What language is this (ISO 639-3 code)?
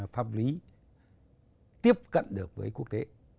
vie